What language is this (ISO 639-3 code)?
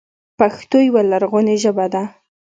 pus